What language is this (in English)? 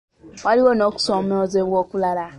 Ganda